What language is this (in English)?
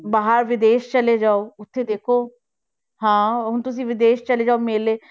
Punjabi